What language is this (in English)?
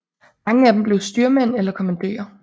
Danish